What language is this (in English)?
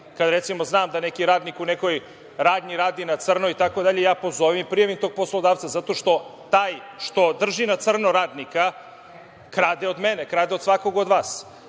Serbian